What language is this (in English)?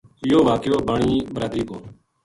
Gujari